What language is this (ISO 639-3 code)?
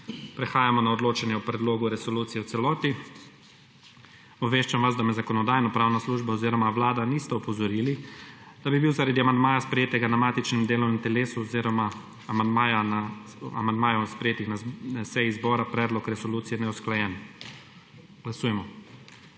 slv